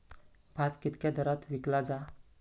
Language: Marathi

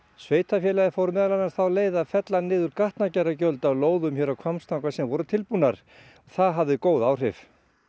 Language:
Icelandic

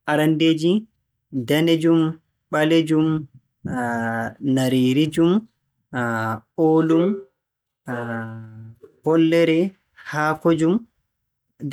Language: Borgu Fulfulde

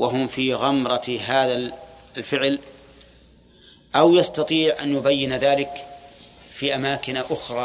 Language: Arabic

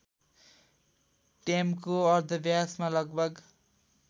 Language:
Nepali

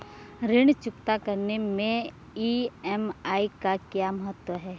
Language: Hindi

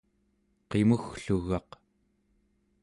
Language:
Central Yupik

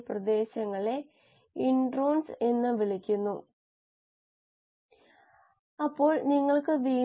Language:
Malayalam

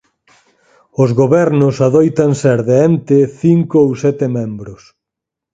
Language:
Galician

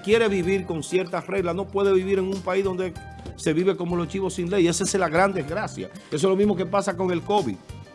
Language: Spanish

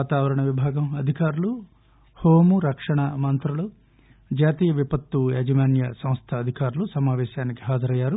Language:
Telugu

